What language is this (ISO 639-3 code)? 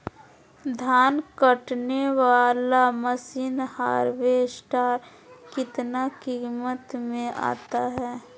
mag